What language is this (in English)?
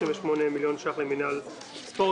Hebrew